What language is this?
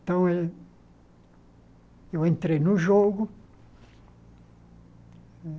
Portuguese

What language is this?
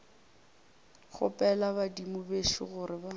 Northern Sotho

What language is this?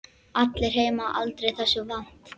Icelandic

